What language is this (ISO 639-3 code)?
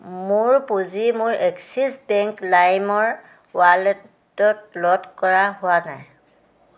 asm